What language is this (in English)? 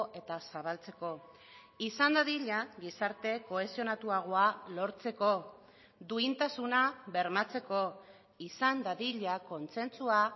Basque